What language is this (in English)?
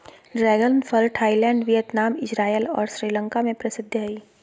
Magahi